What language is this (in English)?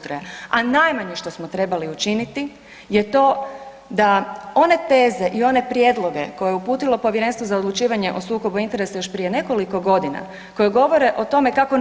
Croatian